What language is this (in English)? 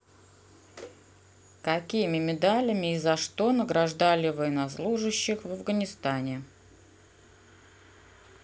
Russian